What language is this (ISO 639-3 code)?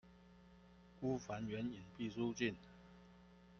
zho